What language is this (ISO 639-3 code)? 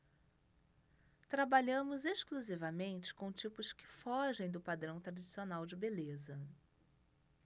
por